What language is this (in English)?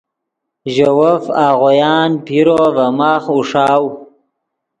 Yidgha